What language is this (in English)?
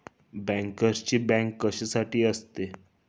Marathi